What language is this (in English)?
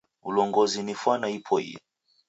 Taita